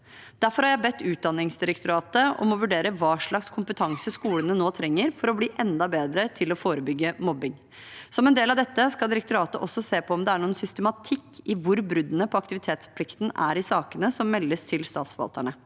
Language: Norwegian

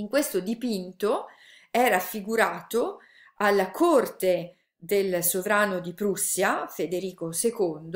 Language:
Italian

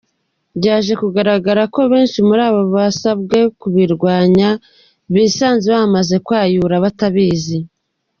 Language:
Kinyarwanda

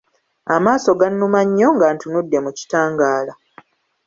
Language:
Ganda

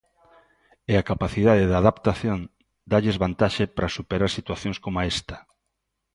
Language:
Galician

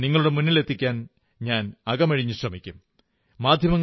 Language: Malayalam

